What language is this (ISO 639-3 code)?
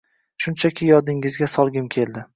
uzb